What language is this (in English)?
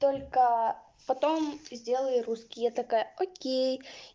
Russian